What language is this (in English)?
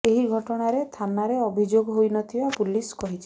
Odia